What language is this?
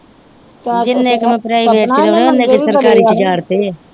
Punjabi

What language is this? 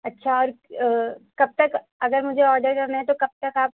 Urdu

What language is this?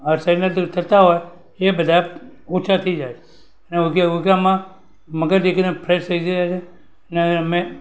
Gujarati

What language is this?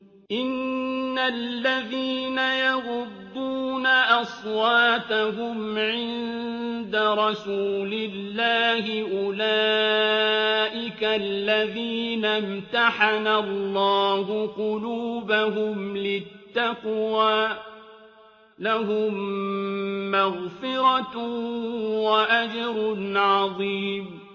Arabic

